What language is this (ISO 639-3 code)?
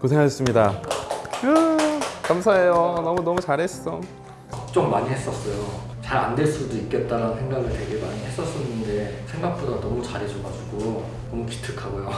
kor